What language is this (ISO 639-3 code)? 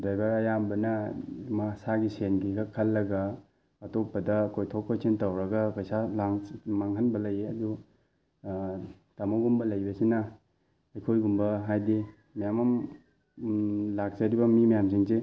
mni